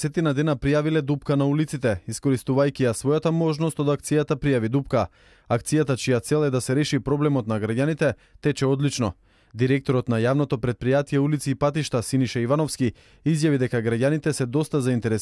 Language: Macedonian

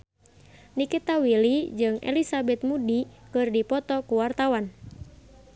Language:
Sundanese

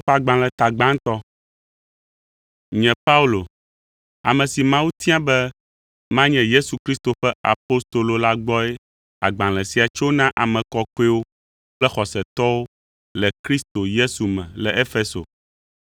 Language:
Ewe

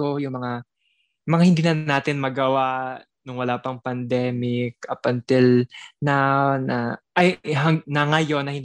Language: Filipino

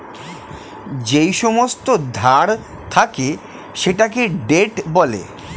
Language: Bangla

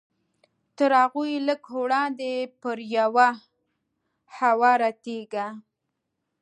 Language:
Pashto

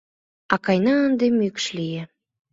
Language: Mari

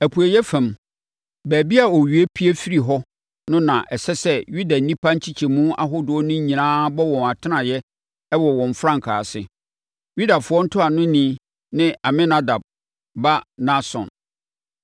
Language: Akan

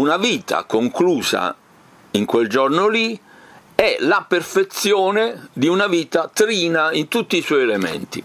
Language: Italian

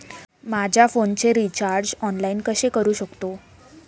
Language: Marathi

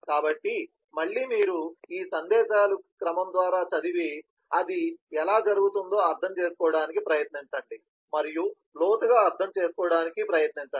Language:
Telugu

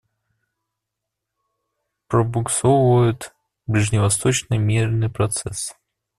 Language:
Russian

